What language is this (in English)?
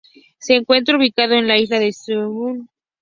Spanish